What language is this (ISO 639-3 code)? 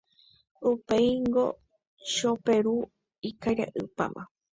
grn